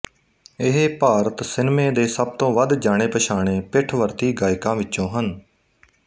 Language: Punjabi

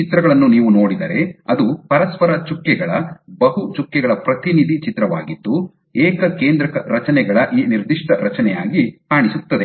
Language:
Kannada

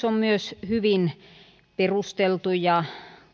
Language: Finnish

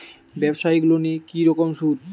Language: Bangla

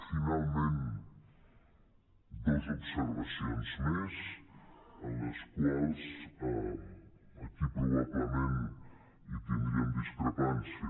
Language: Catalan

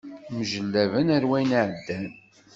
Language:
Kabyle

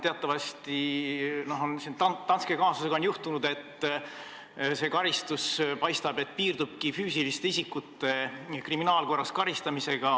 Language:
Estonian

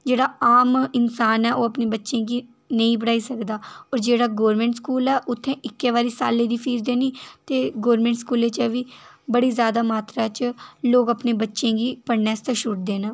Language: Dogri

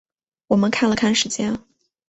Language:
Chinese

